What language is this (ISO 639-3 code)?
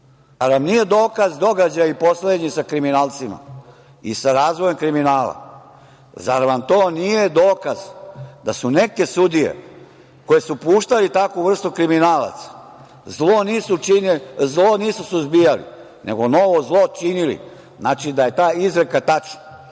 srp